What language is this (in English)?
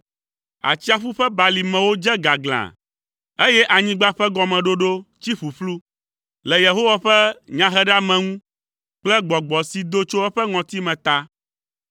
Ewe